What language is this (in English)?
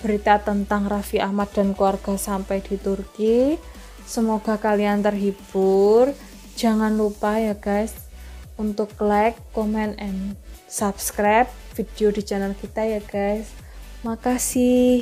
Indonesian